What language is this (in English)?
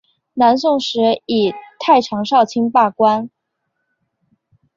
Chinese